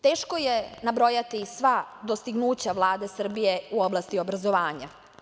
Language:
Serbian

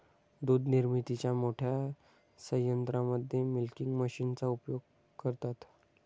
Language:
Marathi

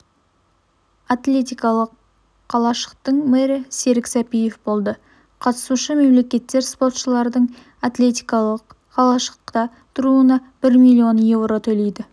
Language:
Kazakh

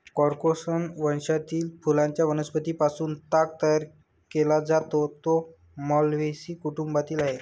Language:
Marathi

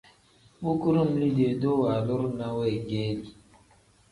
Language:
Tem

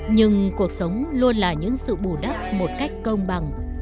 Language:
Vietnamese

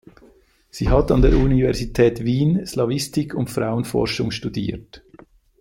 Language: German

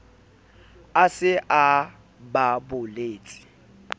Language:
Southern Sotho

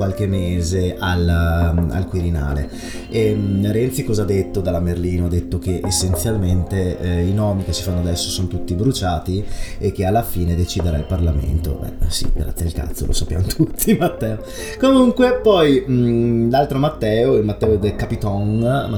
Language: Italian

